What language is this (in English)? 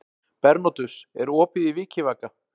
Icelandic